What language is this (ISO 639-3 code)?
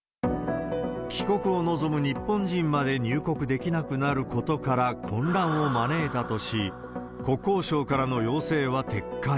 jpn